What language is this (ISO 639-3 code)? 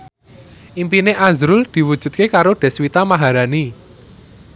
jav